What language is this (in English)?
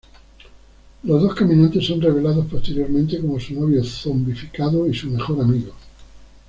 Spanish